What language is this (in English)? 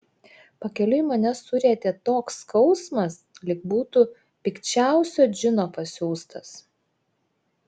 Lithuanian